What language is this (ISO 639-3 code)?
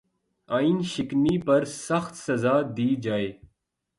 urd